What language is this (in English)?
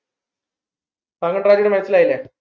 Malayalam